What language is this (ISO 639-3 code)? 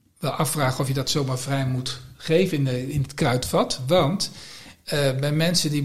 nld